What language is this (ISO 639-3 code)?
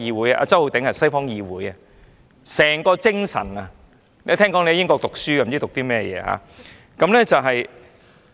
yue